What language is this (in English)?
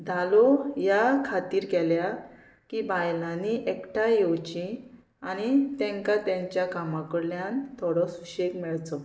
Konkani